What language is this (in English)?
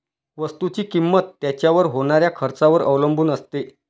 Marathi